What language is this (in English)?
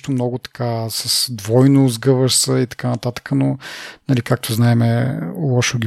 Bulgarian